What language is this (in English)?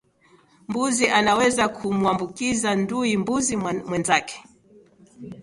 Swahili